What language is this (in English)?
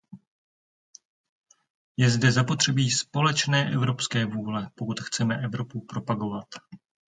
Czech